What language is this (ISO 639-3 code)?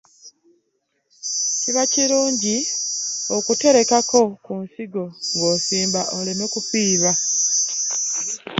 lug